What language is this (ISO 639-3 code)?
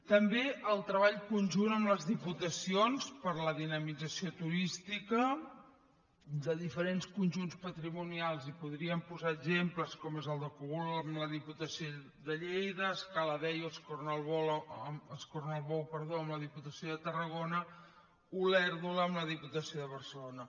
cat